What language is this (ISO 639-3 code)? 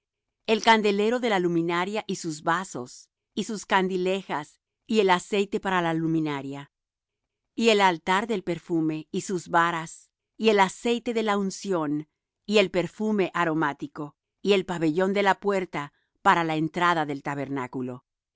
spa